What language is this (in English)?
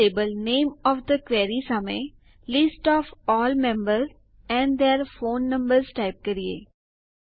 Gujarati